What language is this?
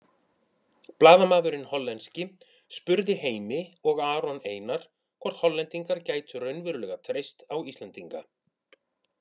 Icelandic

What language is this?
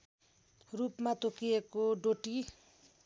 Nepali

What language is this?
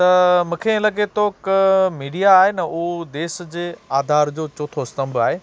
Sindhi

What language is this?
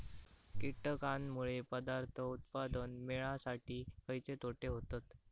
Marathi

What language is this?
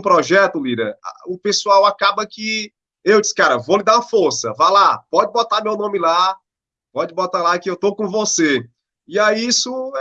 Portuguese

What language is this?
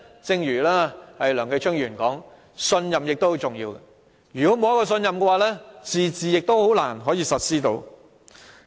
Cantonese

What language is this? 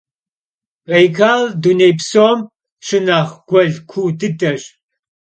Kabardian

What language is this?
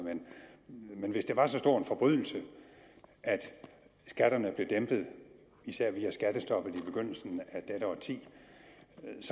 Danish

